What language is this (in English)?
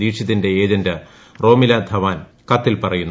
Malayalam